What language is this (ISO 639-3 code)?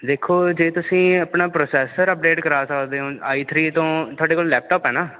pan